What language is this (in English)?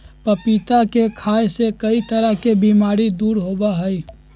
Magahi